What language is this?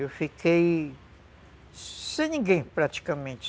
Portuguese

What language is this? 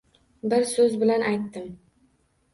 Uzbek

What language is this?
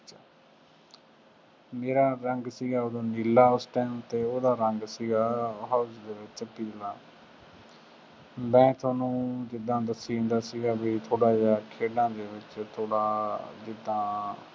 Punjabi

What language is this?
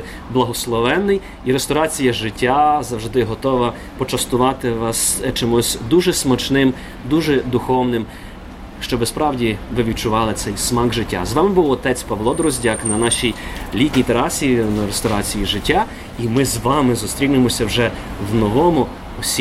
Ukrainian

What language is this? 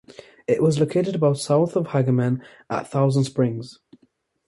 English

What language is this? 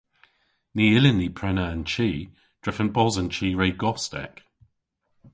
Cornish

